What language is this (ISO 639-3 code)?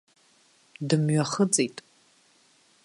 abk